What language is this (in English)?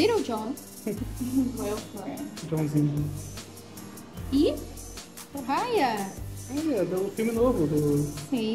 Portuguese